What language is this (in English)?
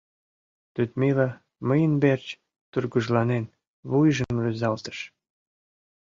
Mari